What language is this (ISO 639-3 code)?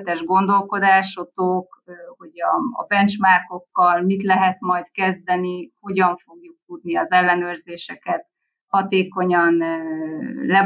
hun